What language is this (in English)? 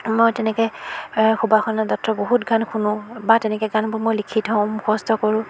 Assamese